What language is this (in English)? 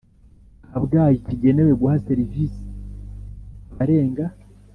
Kinyarwanda